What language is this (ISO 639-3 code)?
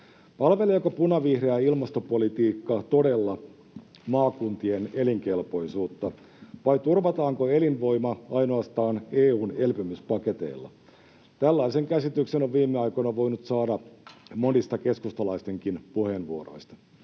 fin